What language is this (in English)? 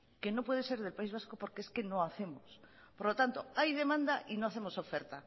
Spanish